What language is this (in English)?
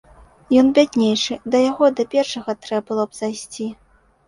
Belarusian